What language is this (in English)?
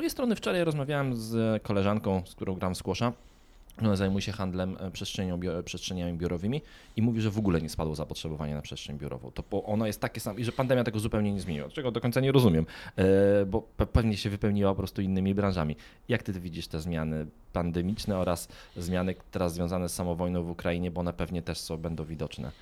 Polish